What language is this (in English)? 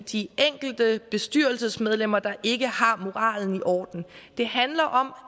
Danish